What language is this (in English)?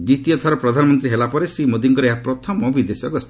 Odia